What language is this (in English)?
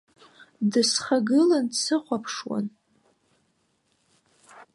Abkhazian